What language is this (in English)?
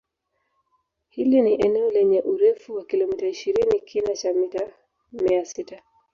Swahili